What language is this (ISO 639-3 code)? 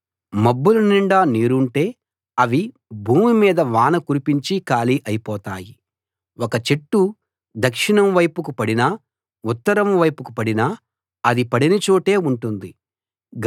tel